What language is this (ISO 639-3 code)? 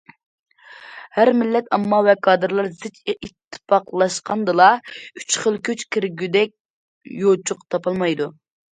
uig